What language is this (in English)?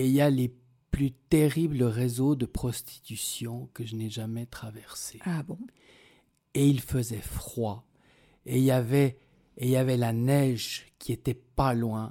French